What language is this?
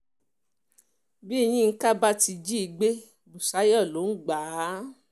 Yoruba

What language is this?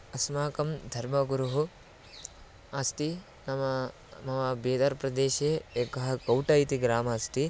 Sanskrit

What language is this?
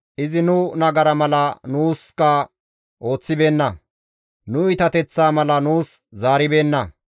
Gamo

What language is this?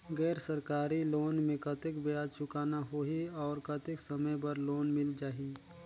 Chhattisgarhi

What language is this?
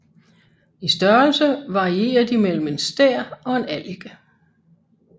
Danish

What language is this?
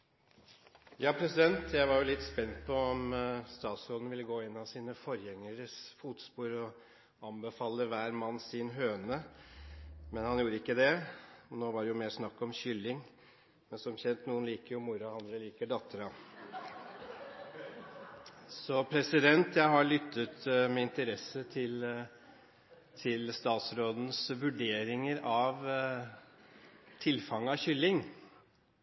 Norwegian Bokmål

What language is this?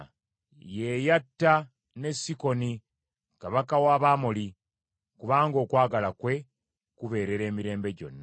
Ganda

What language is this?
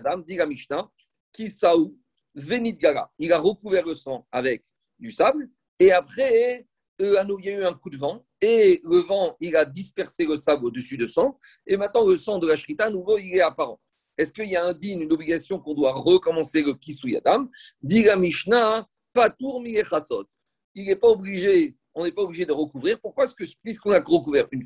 French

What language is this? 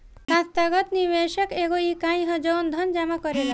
Bhojpuri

